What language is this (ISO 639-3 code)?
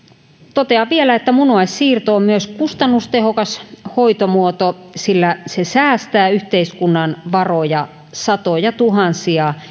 fin